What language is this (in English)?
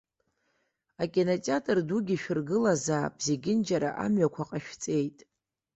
Abkhazian